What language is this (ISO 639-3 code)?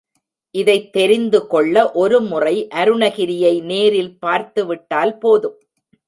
tam